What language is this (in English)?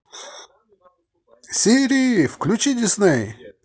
Russian